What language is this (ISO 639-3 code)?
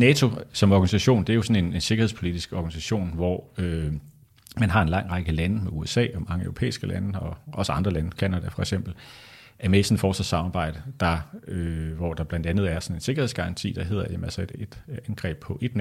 dan